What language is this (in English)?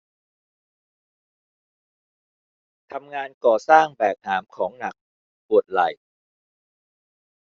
Thai